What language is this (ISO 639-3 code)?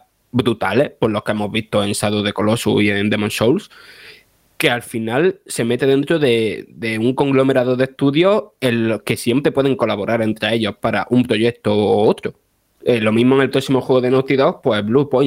spa